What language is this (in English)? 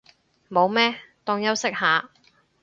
Cantonese